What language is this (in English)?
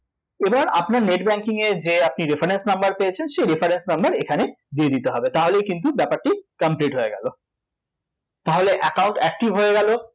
Bangla